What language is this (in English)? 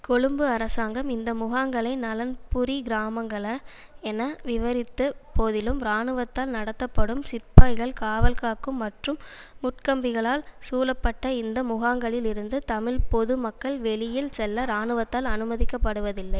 Tamil